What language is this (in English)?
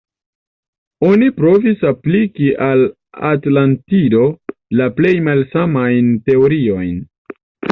Esperanto